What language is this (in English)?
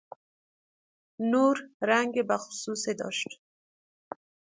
Persian